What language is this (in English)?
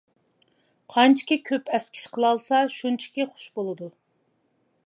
Uyghur